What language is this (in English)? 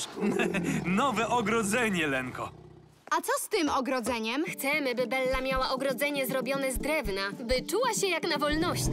Polish